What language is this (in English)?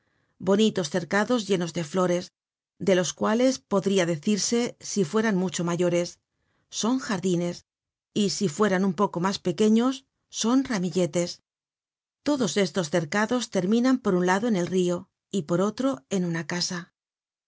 Spanish